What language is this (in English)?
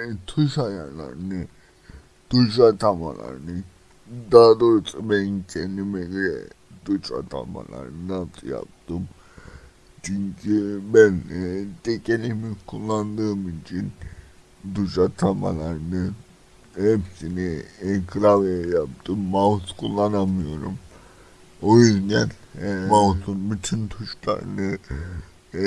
Turkish